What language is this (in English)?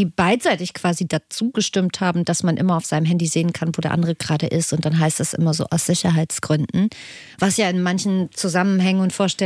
German